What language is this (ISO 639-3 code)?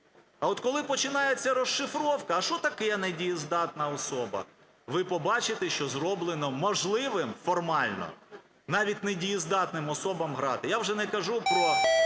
ukr